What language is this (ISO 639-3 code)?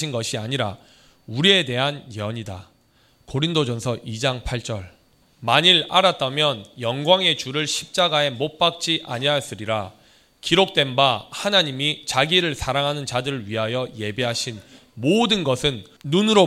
kor